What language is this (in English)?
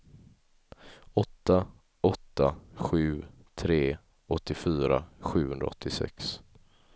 Swedish